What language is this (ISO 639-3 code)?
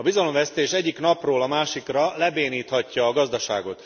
hun